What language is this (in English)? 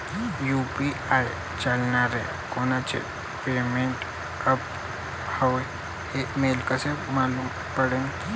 Marathi